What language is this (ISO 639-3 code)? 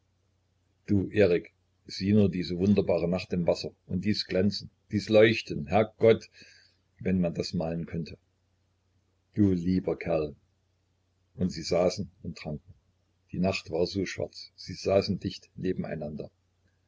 deu